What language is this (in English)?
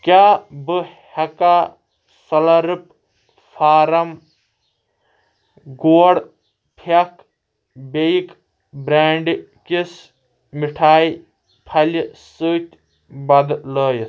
Kashmiri